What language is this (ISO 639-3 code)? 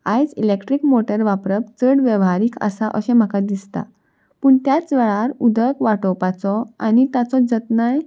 kok